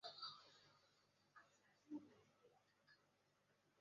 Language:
Chinese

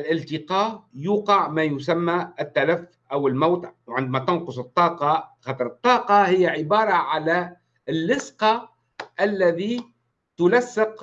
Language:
Arabic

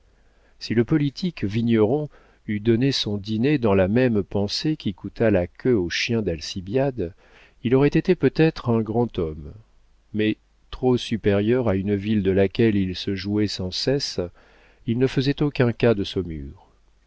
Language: French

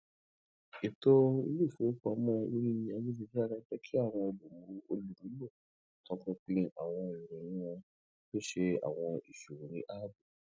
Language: Yoruba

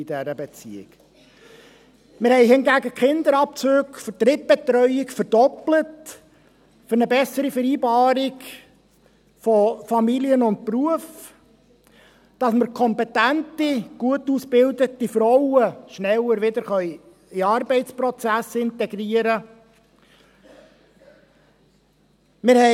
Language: Swiss German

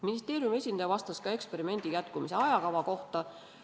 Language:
Estonian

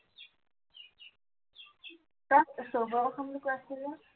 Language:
Assamese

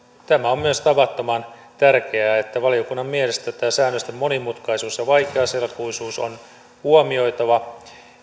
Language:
Finnish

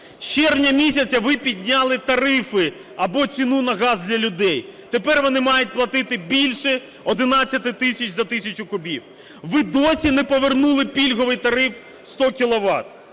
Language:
Ukrainian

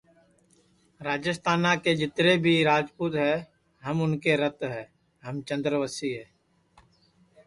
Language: Sansi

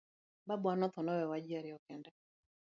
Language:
Luo (Kenya and Tanzania)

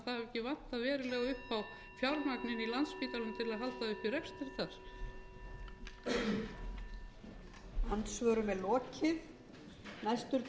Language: Icelandic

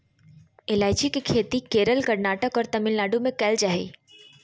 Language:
Magahi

